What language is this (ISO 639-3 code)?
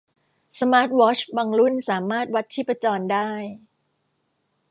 tha